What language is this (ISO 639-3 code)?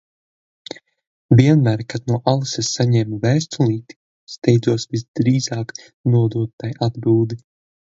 lav